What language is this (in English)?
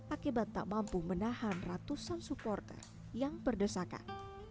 Indonesian